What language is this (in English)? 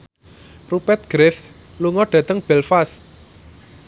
Javanese